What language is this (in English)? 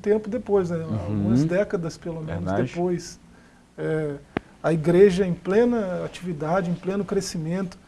Portuguese